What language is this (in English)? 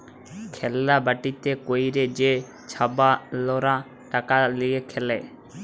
Bangla